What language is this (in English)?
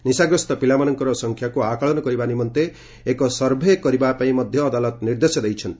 Odia